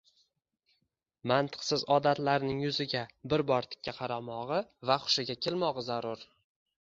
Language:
Uzbek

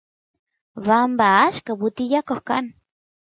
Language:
Santiago del Estero Quichua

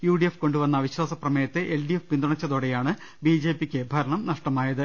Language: Malayalam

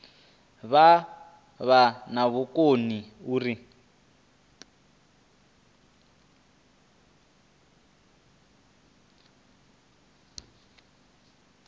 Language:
Venda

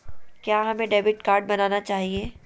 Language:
Magahi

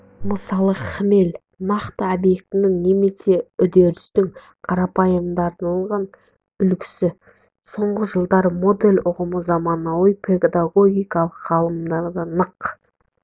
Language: Kazakh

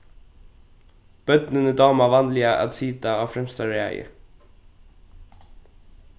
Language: Faroese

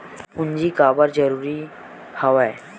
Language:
Chhattisgarhi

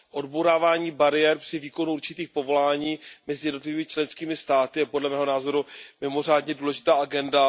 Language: Czech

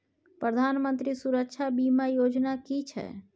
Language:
Maithili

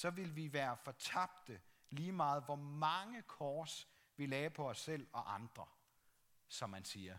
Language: Danish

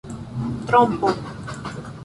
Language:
Esperanto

